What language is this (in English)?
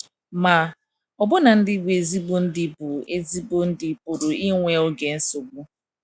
Igbo